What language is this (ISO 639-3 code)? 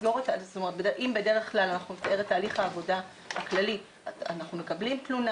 heb